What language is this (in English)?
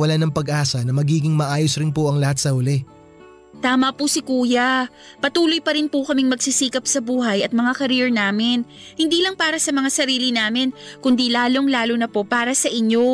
Filipino